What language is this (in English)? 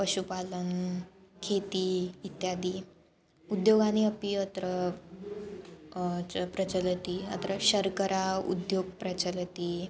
Sanskrit